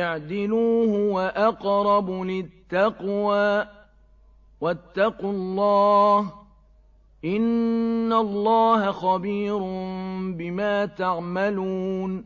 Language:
Arabic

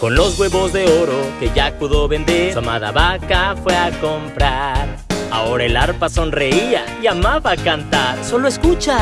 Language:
Spanish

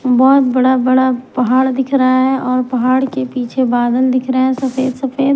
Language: Hindi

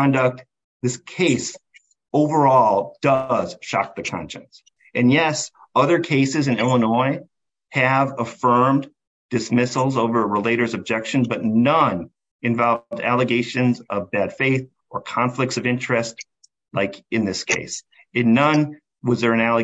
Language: English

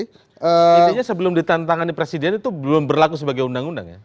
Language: Indonesian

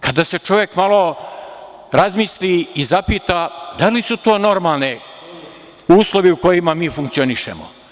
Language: Serbian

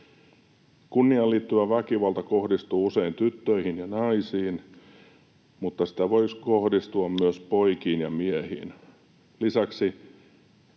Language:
Finnish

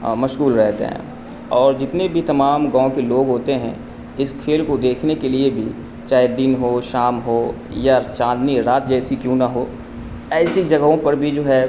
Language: Urdu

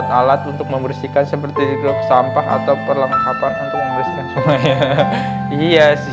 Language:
Indonesian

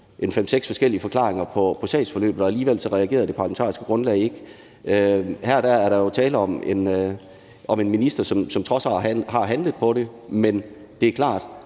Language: Danish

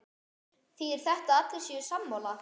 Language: Icelandic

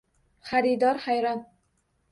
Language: Uzbek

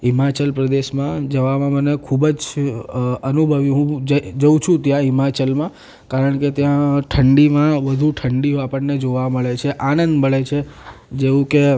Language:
Gujarati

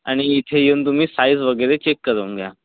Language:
Marathi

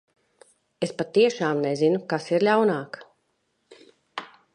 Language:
Latvian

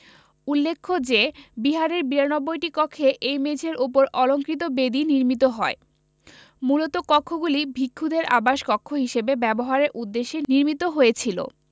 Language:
Bangla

